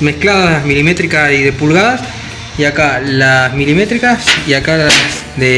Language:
Spanish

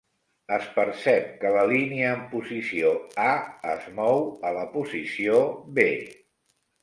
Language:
Catalan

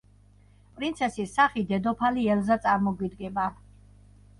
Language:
Georgian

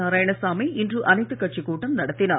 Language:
Tamil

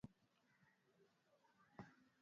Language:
Swahili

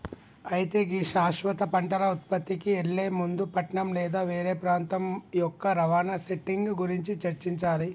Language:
Telugu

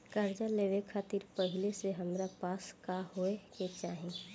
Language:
Bhojpuri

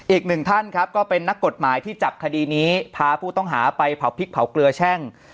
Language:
Thai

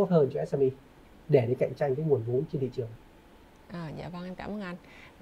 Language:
Vietnamese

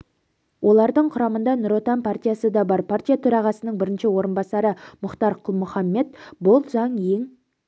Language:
Kazakh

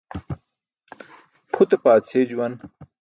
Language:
Burushaski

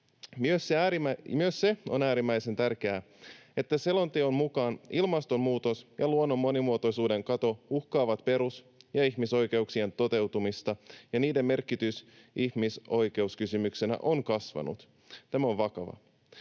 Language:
Finnish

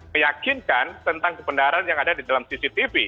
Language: Indonesian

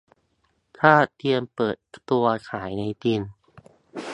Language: Thai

